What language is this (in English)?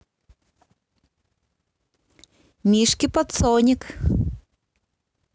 Russian